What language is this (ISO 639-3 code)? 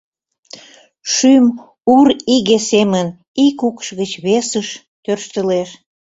chm